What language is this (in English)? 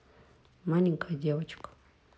Russian